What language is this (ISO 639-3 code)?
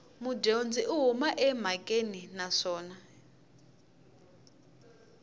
tso